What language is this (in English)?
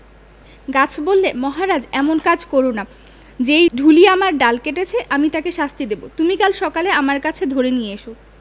Bangla